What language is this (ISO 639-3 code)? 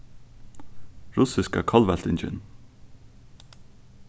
fao